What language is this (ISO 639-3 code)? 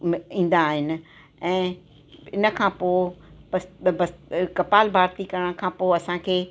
snd